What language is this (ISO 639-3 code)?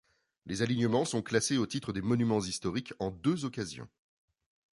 fra